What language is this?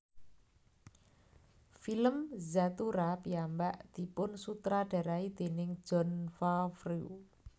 Javanese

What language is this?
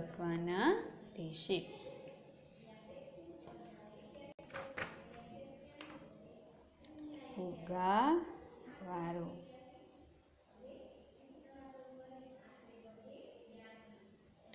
Hindi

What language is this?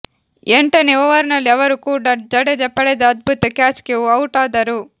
Kannada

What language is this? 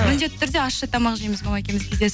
Kazakh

